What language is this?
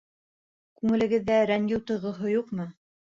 Bashkir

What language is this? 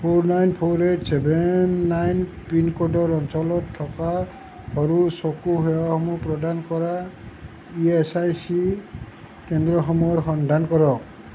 Assamese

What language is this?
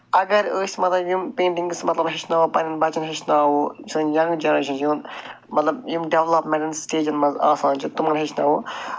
Kashmiri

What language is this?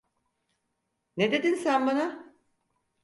Turkish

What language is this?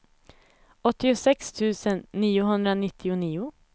Swedish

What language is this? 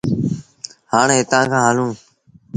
Sindhi Bhil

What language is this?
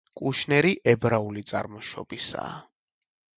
Georgian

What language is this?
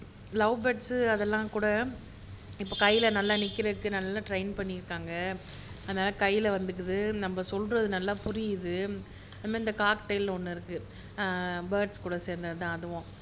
Tamil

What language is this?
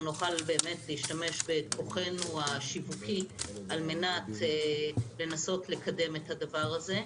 Hebrew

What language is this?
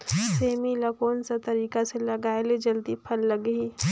Chhattisgarhi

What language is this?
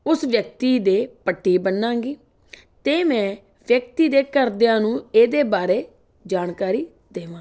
Punjabi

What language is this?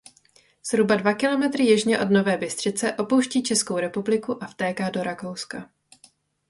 Czech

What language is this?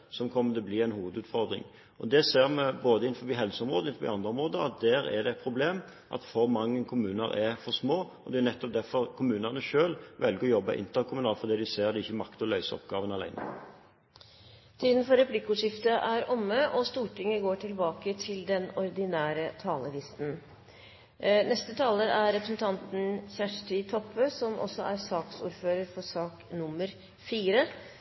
Norwegian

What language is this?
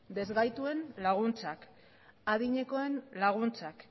Basque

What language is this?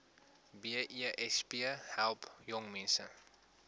Afrikaans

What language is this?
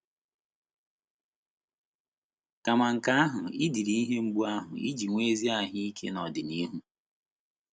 Igbo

